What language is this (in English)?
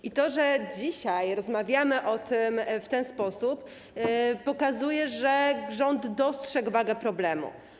Polish